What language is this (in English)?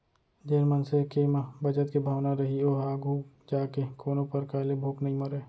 Chhattisgarhi